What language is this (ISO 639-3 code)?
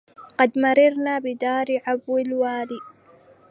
ara